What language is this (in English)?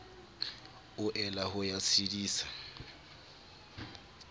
Southern Sotho